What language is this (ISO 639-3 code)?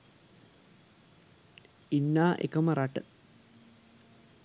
sin